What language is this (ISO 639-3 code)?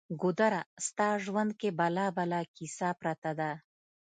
pus